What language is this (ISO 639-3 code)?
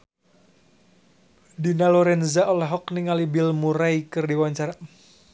sun